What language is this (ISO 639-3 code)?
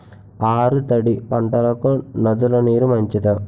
tel